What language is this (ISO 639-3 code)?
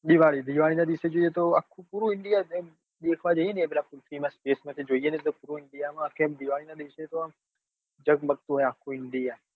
guj